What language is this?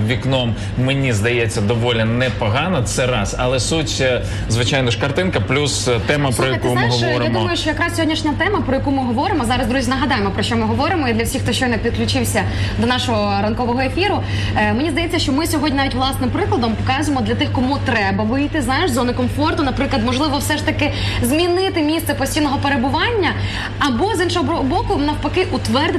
Ukrainian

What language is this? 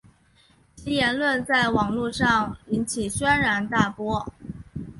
Chinese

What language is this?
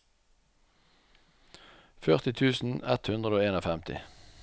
Norwegian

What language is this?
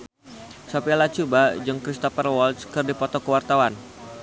Sundanese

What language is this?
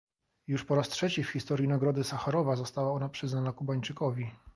Polish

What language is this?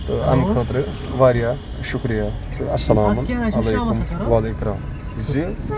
Kashmiri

